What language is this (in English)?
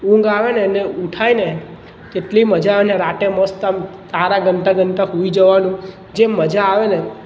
Gujarati